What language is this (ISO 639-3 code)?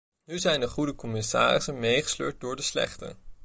nld